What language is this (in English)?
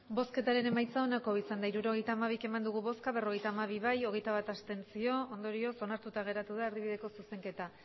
Basque